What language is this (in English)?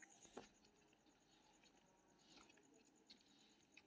Maithili